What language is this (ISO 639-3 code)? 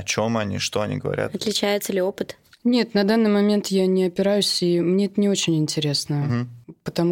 rus